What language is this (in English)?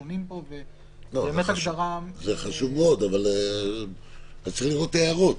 Hebrew